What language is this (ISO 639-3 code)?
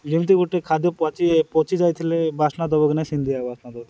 ori